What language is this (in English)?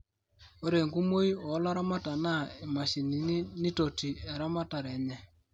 Masai